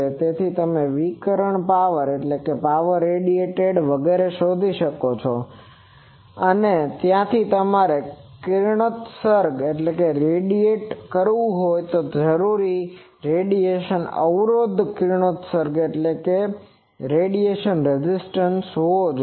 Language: Gujarati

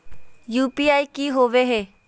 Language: Magahi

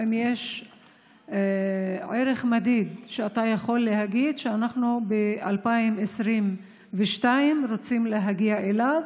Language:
Hebrew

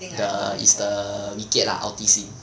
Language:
English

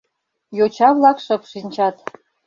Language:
Mari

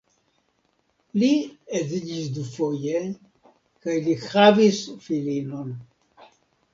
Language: Esperanto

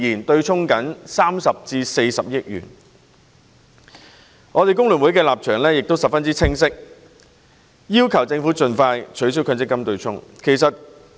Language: Cantonese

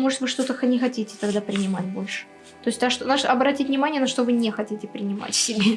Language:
Russian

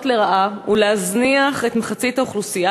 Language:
Hebrew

